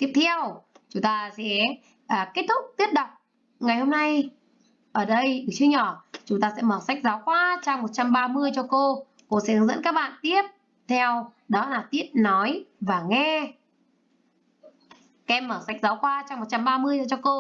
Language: Vietnamese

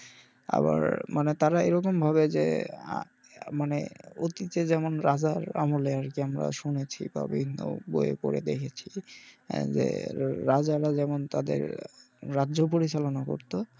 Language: Bangla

